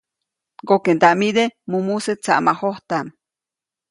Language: Copainalá Zoque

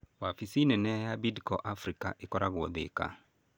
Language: Kikuyu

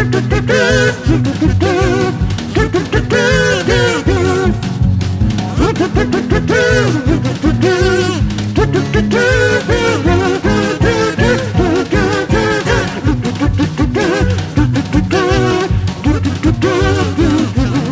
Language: English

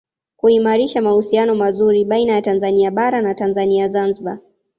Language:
Swahili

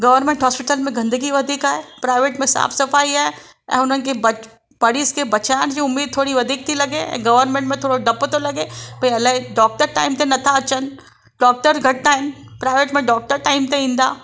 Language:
Sindhi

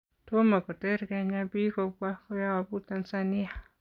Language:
Kalenjin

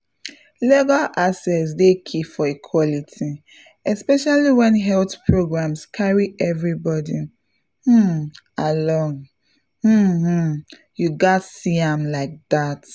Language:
Nigerian Pidgin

